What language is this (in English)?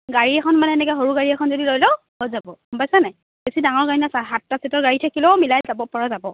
Assamese